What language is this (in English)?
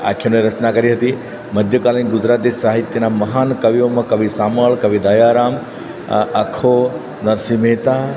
Gujarati